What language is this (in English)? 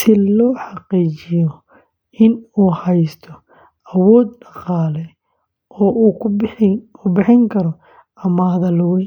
Somali